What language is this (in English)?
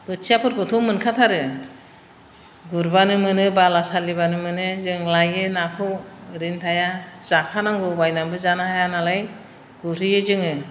Bodo